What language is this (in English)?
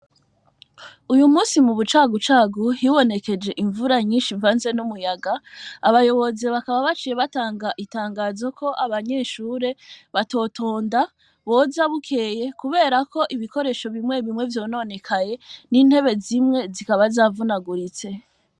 Rundi